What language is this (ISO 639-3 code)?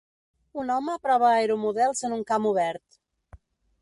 cat